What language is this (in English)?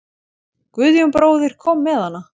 Icelandic